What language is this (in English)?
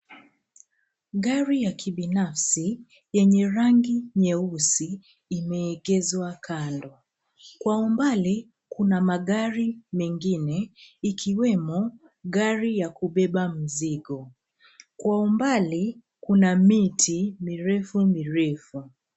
Swahili